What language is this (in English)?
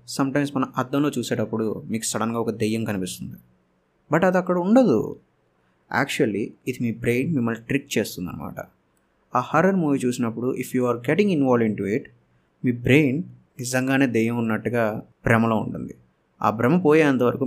Telugu